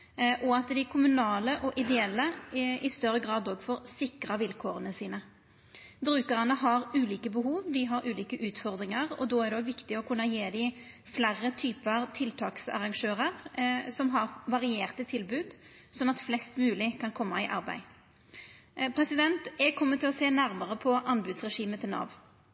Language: Norwegian Nynorsk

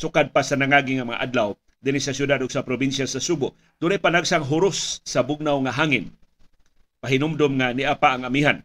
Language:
Filipino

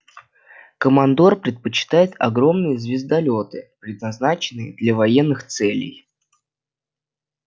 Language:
Russian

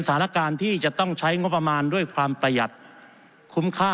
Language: Thai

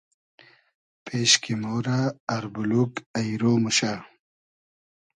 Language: Hazaragi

